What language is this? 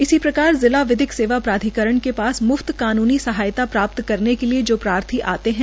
Hindi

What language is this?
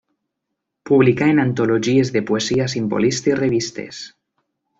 Catalan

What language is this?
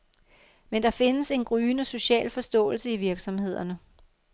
Danish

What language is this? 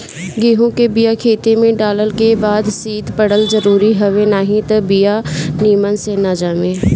Bhojpuri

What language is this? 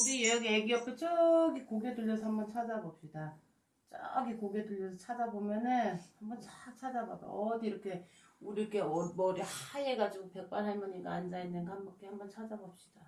Korean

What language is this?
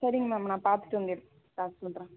Tamil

